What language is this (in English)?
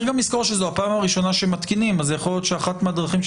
Hebrew